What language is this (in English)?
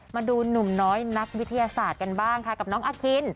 Thai